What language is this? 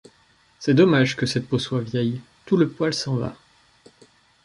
French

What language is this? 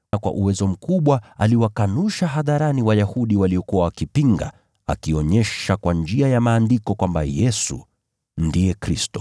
Swahili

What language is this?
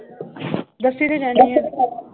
Punjabi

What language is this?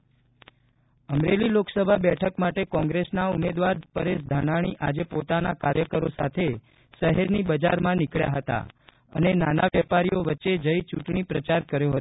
Gujarati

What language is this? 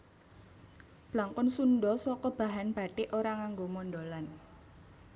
Javanese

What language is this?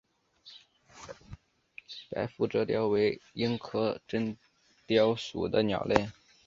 Chinese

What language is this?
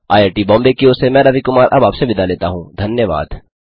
Hindi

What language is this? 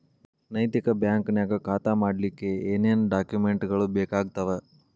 Kannada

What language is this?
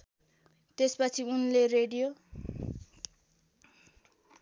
Nepali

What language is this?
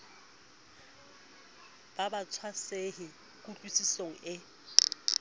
Southern Sotho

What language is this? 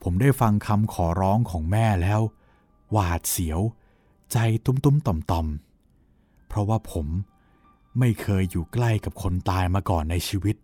Thai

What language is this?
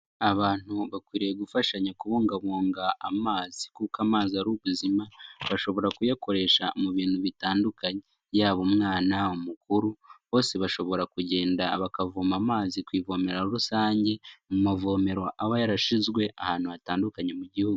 Kinyarwanda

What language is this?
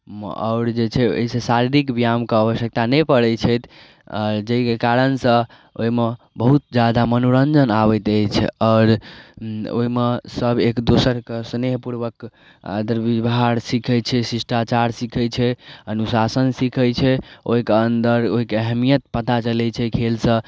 Maithili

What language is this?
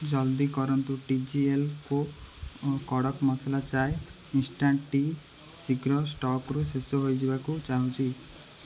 Odia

